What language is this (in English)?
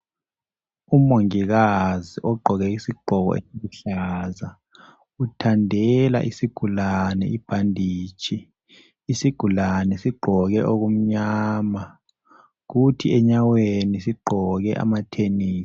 North Ndebele